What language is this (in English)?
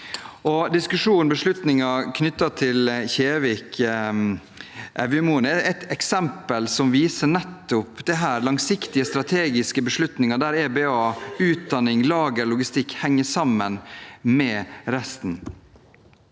Norwegian